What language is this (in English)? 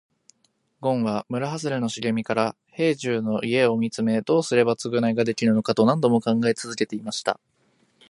Japanese